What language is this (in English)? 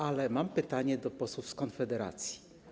Polish